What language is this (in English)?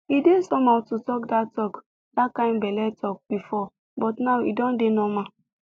Nigerian Pidgin